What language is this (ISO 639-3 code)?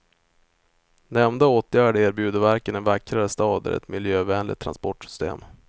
swe